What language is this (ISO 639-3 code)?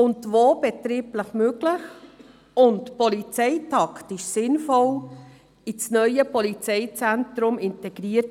gsw